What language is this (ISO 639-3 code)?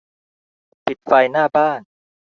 tha